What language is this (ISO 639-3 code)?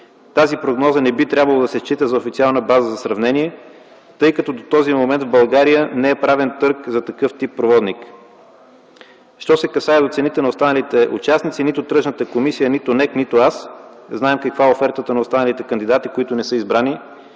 bul